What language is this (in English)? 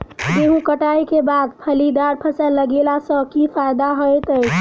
Maithili